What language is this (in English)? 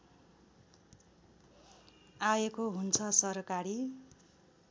Nepali